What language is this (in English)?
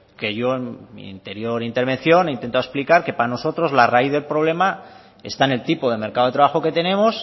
Spanish